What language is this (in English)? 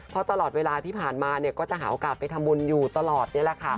Thai